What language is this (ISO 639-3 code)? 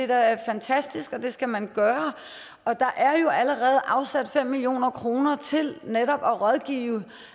dan